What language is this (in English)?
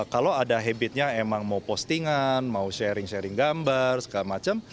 Indonesian